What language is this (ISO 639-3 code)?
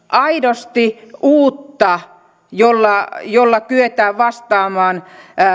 fin